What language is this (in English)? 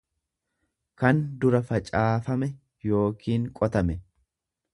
Oromo